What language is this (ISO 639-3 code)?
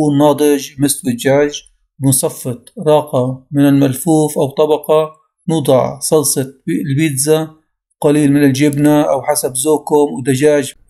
ara